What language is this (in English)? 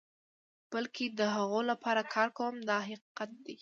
Pashto